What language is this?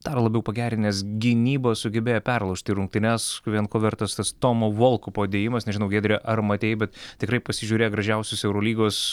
Lithuanian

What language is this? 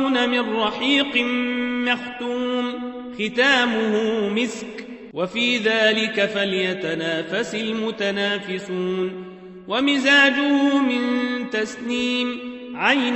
Arabic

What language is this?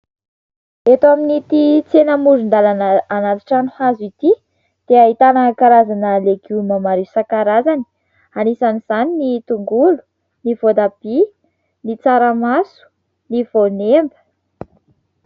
Malagasy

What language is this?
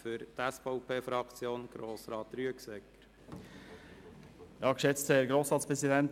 Swiss German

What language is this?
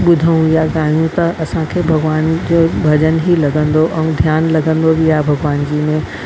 Sindhi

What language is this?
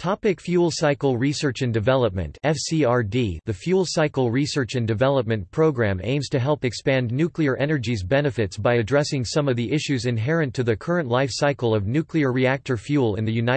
English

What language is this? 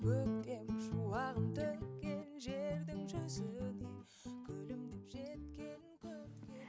Kazakh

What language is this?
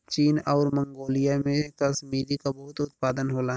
Bhojpuri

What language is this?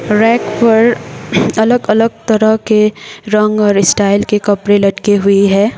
Hindi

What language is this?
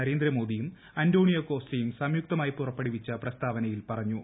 Malayalam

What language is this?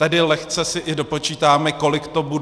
Czech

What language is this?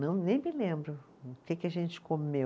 Portuguese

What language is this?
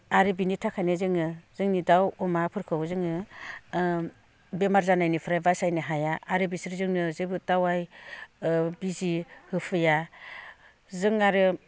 Bodo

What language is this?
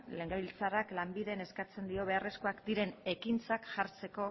Basque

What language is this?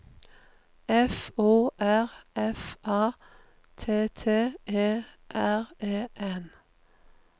Norwegian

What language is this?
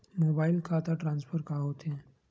Chhattisgarhi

